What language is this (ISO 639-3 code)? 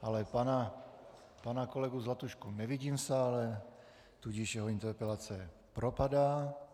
ces